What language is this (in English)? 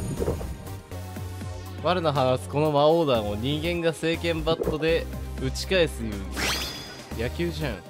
Japanese